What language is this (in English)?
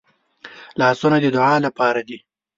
Pashto